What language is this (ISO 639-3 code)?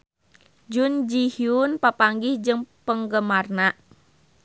sun